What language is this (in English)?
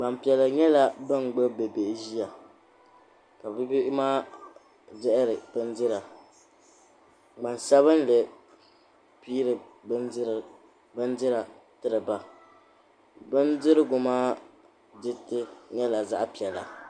Dagbani